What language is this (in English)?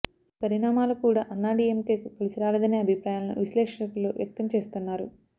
Telugu